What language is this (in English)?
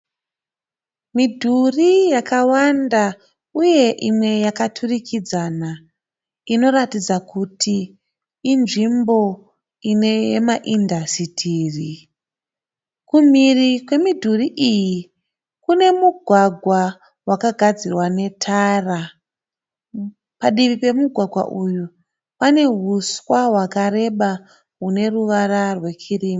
Shona